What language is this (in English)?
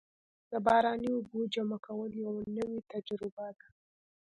Pashto